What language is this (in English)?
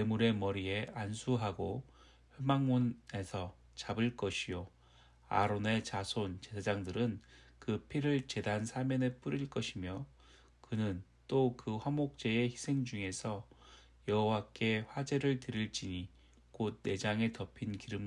Korean